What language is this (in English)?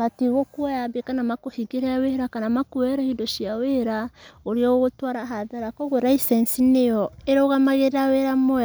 Kikuyu